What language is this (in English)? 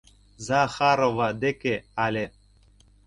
Mari